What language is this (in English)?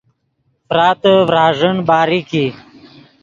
Yidgha